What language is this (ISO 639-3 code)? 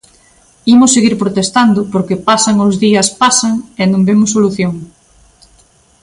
glg